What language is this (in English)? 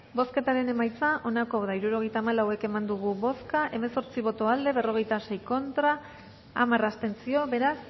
Basque